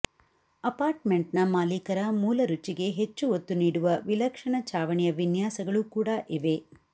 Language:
Kannada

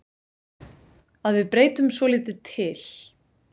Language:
Icelandic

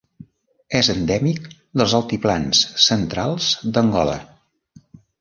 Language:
Catalan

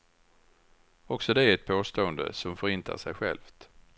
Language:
Swedish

